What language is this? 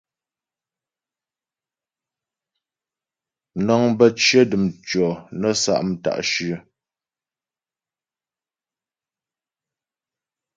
Ghomala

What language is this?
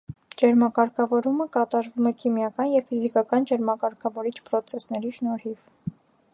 Armenian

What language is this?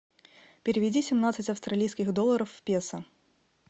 Russian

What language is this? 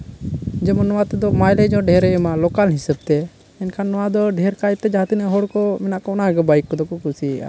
Santali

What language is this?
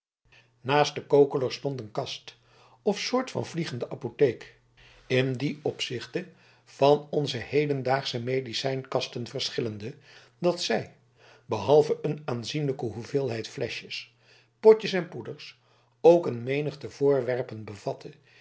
Dutch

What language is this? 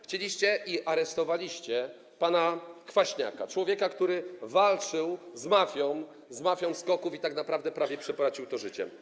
Polish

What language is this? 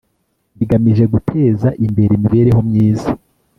Kinyarwanda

